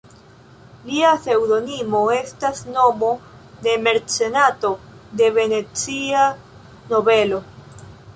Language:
Esperanto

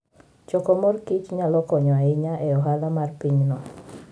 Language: Luo (Kenya and Tanzania)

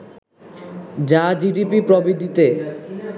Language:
Bangla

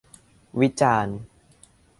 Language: Thai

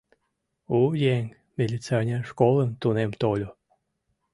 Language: Mari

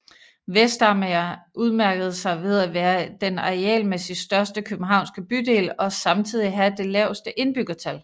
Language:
Danish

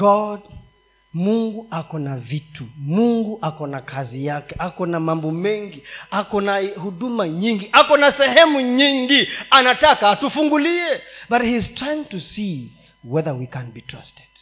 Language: Swahili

